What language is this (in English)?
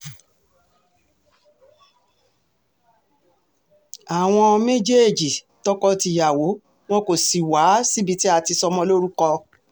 Yoruba